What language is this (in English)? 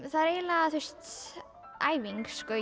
Icelandic